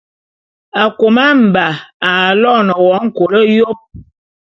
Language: Bulu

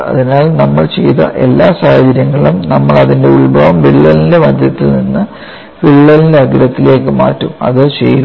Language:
Malayalam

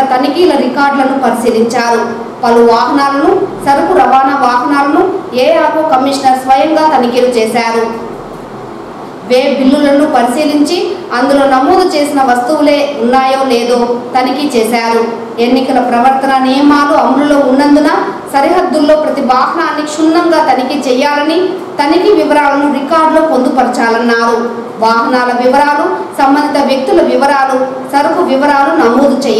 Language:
Telugu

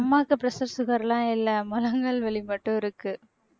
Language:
Tamil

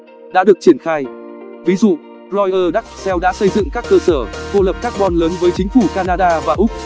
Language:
Vietnamese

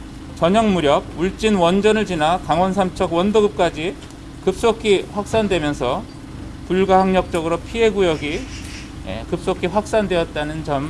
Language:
Korean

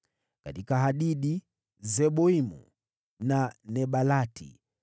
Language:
Swahili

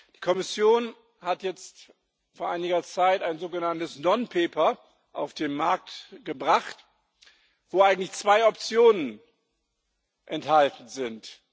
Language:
German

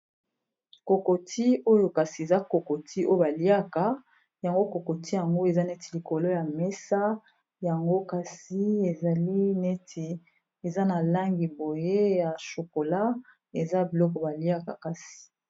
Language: Lingala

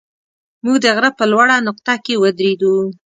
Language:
Pashto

